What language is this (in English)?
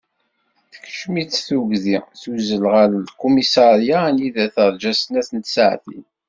Kabyle